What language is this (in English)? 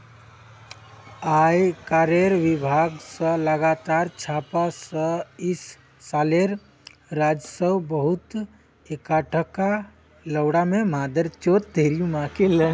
Magahi